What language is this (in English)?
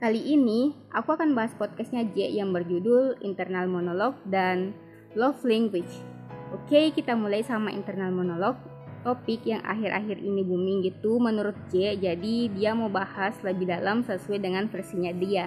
Indonesian